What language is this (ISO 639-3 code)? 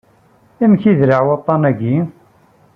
kab